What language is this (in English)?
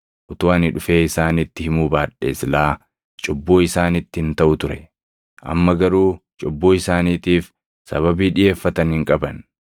Oromo